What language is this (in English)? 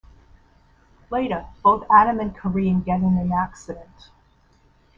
English